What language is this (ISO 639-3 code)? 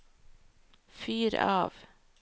nor